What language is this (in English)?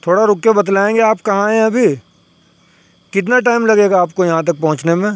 Urdu